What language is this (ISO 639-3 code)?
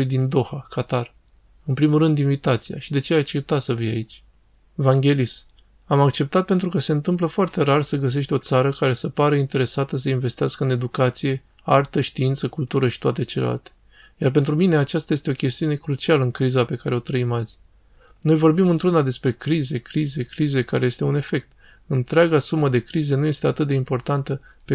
ron